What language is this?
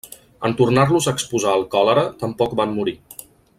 Catalan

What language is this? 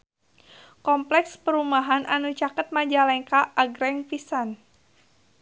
Sundanese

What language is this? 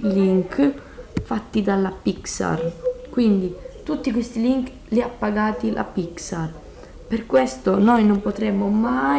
Italian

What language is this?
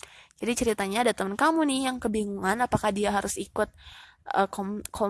Indonesian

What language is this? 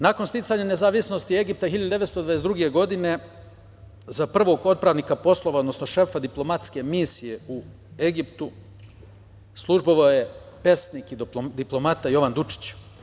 Serbian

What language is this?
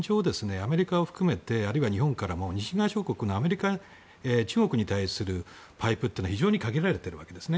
Japanese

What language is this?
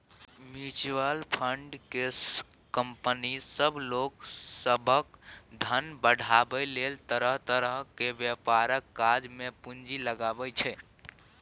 Maithili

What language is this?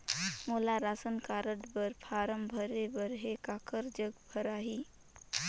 Chhattisgarhi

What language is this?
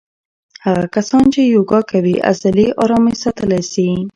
Pashto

